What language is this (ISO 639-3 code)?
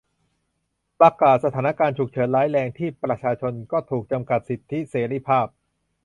tha